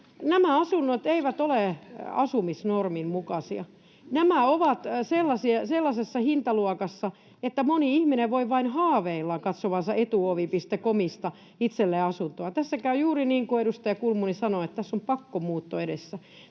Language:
Finnish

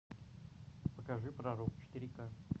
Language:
Russian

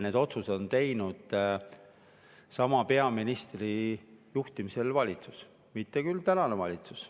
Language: Estonian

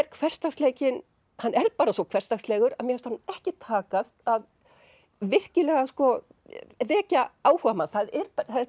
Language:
Icelandic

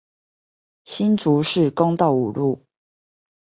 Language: Chinese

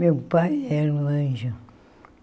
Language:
Portuguese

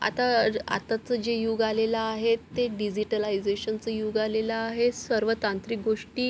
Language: Marathi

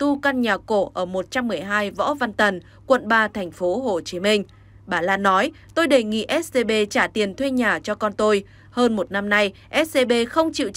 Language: Vietnamese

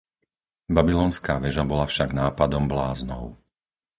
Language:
Slovak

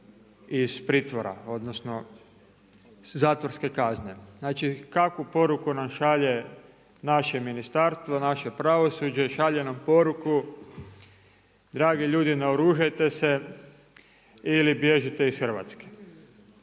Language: Croatian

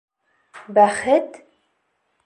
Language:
Bashkir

